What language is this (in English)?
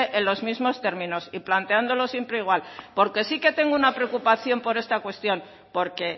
Spanish